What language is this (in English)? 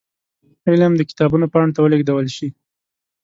Pashto